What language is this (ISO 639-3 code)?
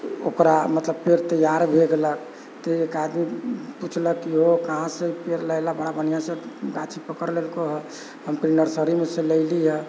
mai